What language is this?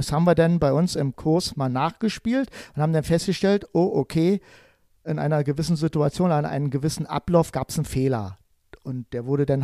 German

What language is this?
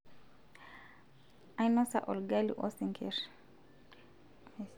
Masai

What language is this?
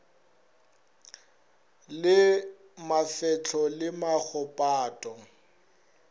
Northern Sotho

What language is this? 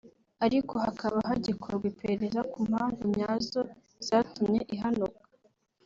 Kinyarwanda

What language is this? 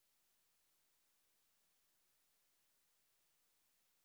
Russian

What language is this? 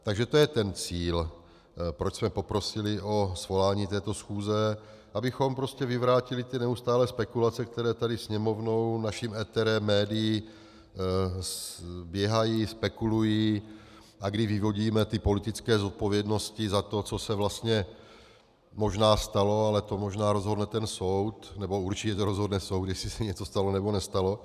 Czech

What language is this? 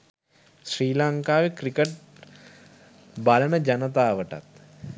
Sinhala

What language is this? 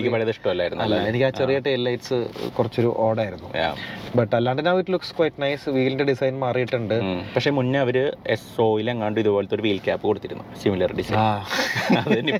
Malayalam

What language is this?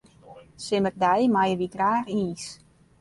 Western Frisian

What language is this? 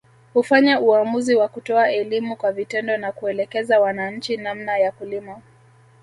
Swahili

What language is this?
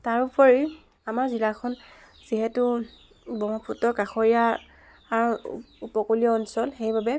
Assamese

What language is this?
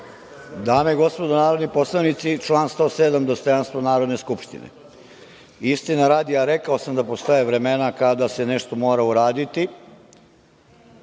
Serbian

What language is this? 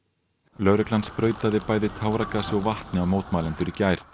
Icelandic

